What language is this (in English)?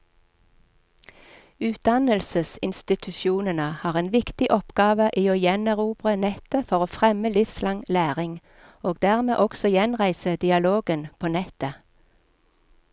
Norwegian